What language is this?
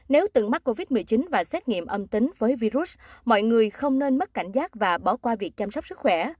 Vietnamese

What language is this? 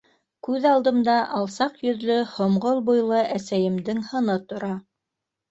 Bashkir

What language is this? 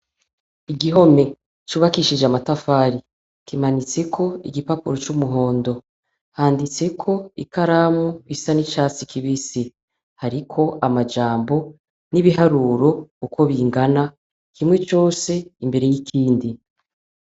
Rundi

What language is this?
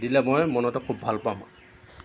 Assamese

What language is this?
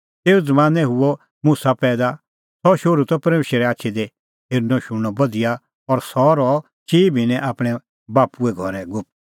Kullu Pahari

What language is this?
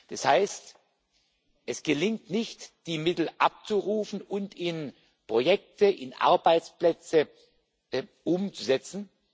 German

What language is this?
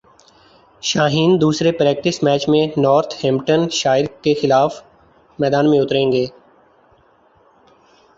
Urdu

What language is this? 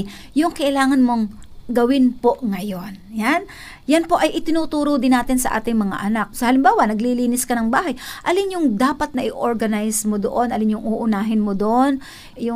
Filipino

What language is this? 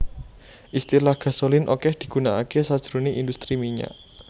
Javanese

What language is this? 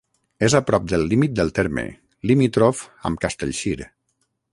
Catalan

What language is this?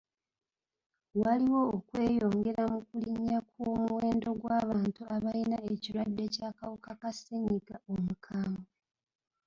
Ganda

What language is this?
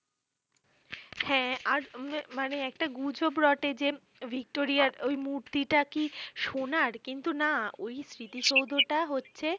Bangla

